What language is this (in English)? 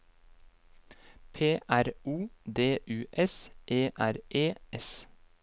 Norwegian